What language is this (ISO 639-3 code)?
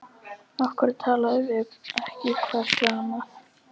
isl